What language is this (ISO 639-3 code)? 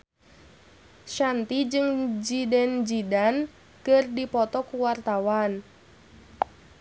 sun